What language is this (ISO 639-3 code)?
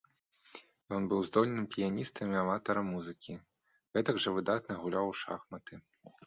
bel